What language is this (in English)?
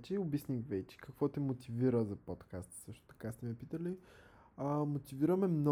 Bulgarian